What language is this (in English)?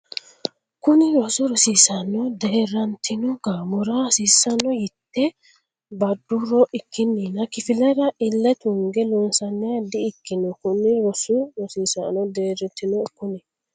Sidamo